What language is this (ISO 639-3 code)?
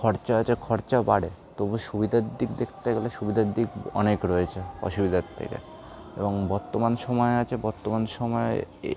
ben